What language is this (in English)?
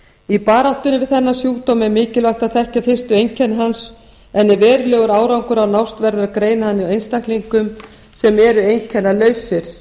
Icelandic